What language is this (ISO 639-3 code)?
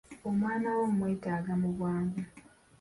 lug